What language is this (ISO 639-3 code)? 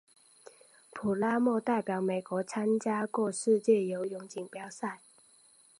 zho